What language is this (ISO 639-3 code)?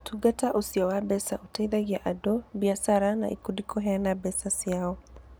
kik